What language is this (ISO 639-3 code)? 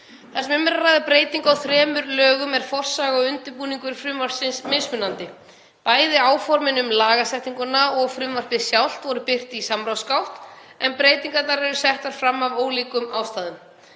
isl